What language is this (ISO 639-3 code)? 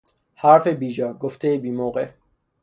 fas